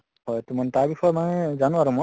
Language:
Assamese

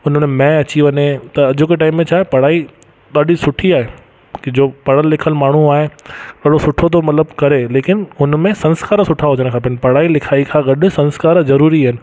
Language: Sindhi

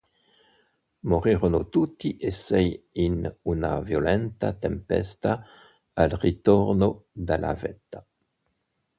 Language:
Italian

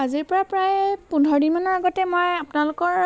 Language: Assamese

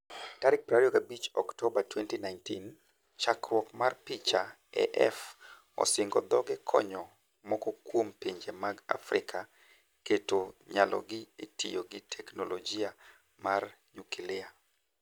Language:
Luo (Kenya and Tanzania)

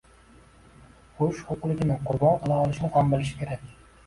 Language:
Uzbek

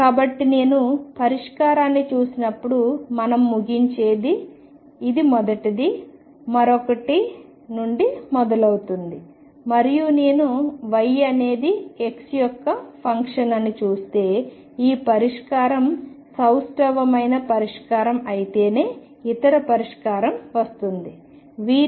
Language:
Telugu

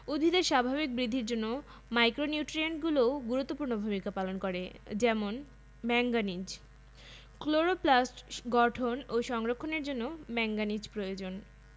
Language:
Bangla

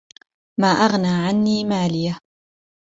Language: Arabic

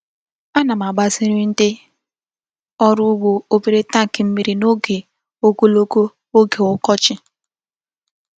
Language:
Igbo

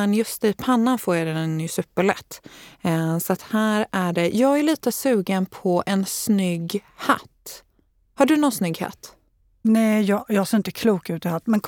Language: Swedish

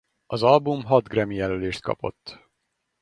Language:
Hungarian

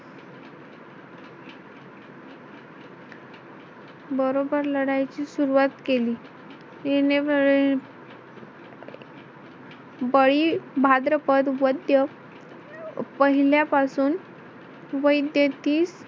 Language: Marathi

